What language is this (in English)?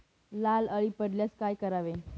Marathi